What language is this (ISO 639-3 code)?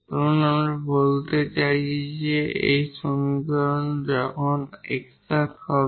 ben